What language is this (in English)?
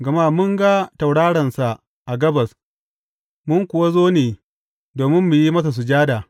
Hausa